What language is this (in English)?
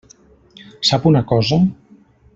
Catalan